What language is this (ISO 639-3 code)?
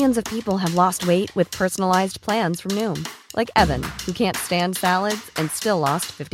fil